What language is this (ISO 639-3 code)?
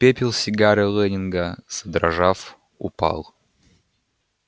rus